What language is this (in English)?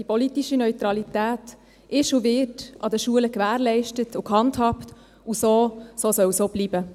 Swiss German